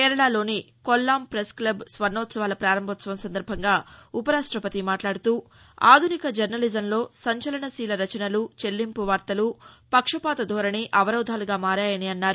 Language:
Telugu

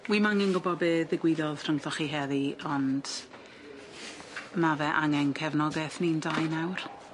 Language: Welsh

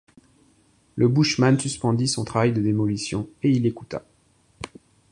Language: French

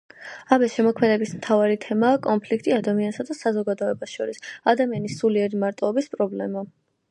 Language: Georgian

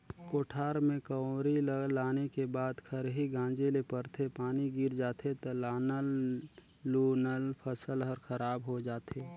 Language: Chhattisgarhi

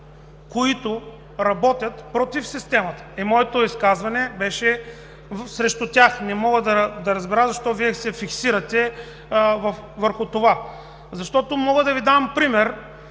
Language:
Bulgarian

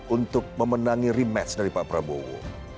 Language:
Indonesian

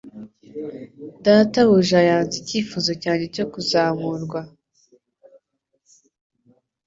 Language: Kinyarwanda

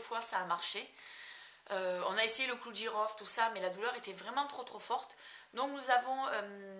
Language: French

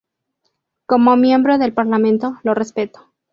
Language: Spanish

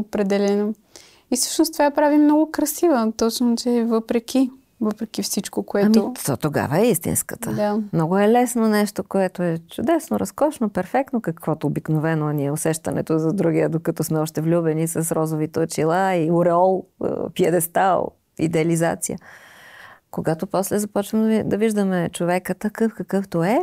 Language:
Bulgarian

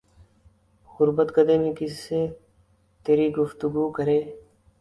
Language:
Urdu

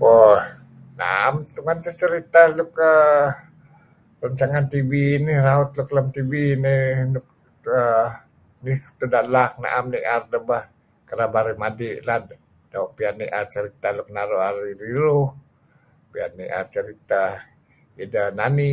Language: Kelabit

